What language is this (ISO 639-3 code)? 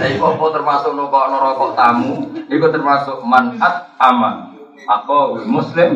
ind